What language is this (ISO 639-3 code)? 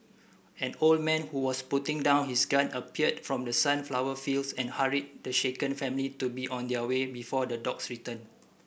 eng